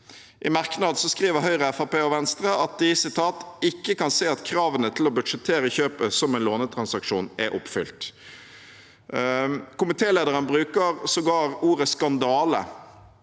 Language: Norwegian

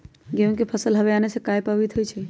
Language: Magahi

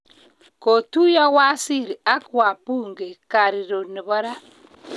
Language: Kalenjin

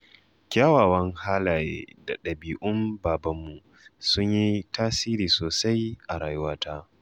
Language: Hausa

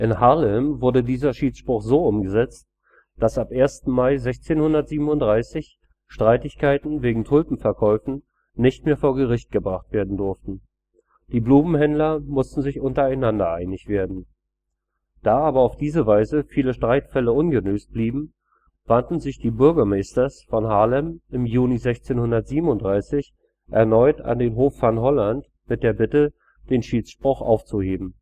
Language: German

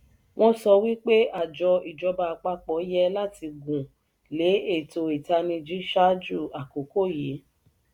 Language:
Yoruba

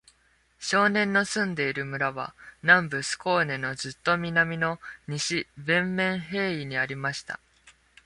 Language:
Japanese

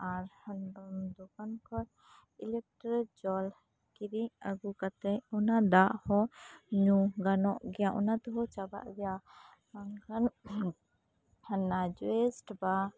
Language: Santali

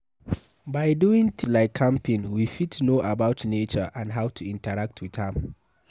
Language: Nigerian Pidgin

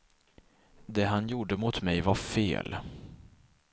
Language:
Swedish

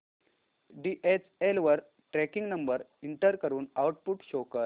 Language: Marathi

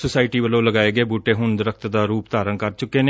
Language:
Punjabi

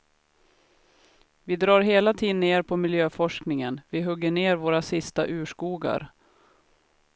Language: Swedish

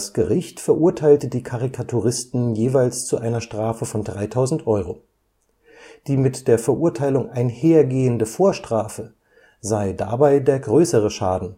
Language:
German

